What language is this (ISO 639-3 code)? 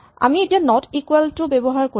asm